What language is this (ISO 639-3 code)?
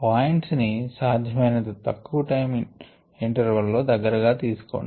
tel